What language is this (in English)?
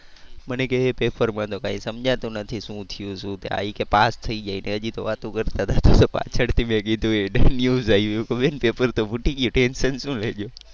Gujarati